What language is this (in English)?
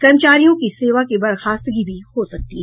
Hindi